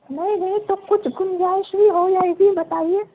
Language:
Urdu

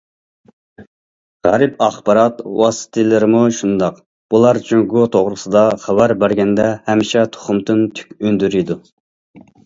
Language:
Uyghur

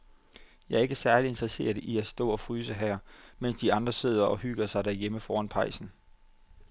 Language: Danish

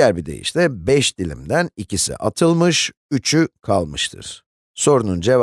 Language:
Turkish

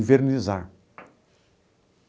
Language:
Portuguese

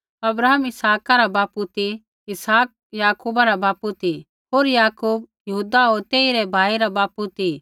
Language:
Kullu Pahari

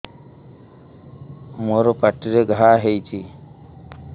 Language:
Odia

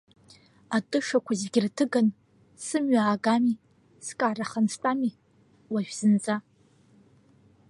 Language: Abkhazian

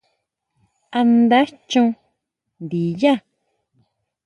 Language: Huautla Mazatec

